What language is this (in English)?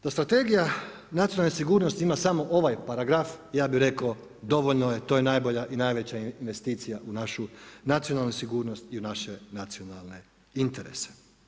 Croatian